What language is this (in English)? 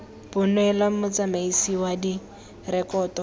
Tswana